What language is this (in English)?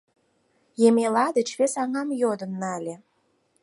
Mari